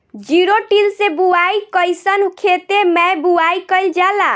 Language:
Bhojpuri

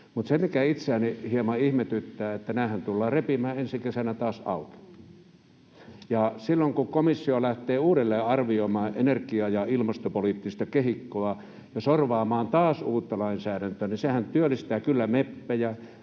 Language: Finnish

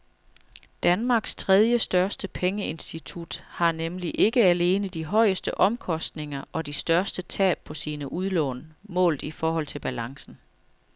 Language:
Danish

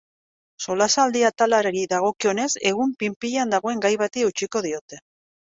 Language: Basque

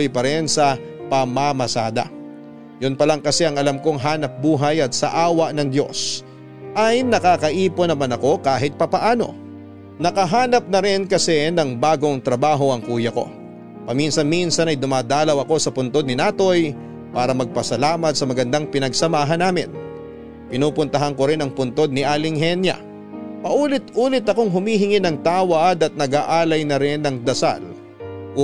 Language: Filipino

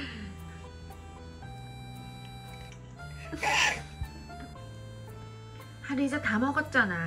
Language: Korean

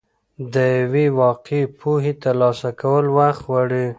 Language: Pashto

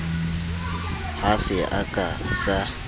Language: Southern Sotho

